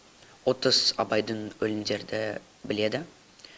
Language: Kazakh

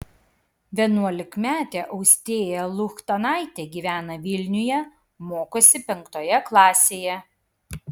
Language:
Lithuanian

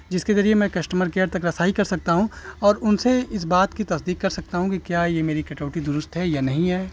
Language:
Urdu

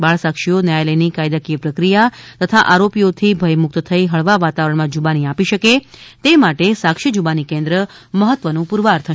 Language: Gujarati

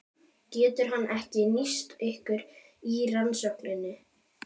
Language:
Icelandic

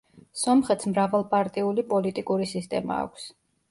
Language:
Georgian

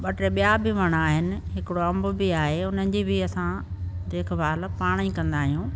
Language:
Sindhi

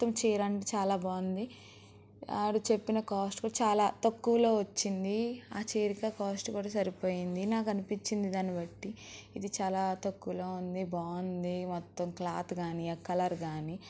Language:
Telugu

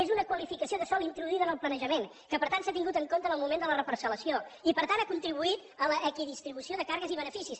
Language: Catalan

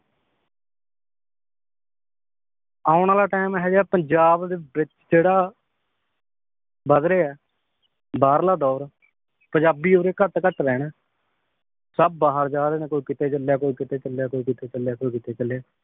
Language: Punjabi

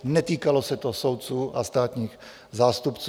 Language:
Czech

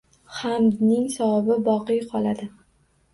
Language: Uzbek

